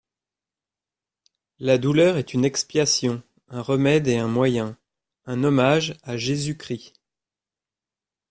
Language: French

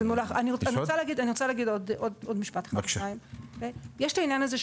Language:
Hebrew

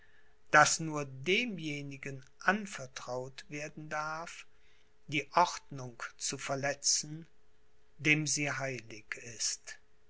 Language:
German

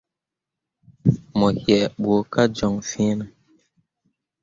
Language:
Mundang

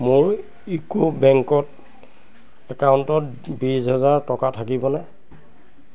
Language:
Assamese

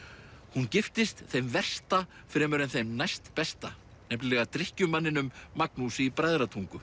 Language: Icelandic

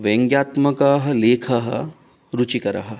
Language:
Sanskrit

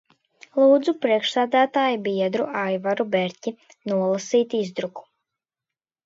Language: Latvian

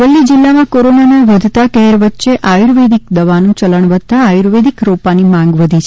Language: Gujarati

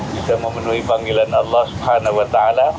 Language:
Indonesian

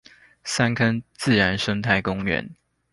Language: Chinese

